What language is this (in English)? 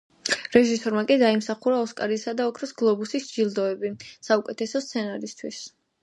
Georgian